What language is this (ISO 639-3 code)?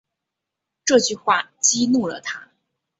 zho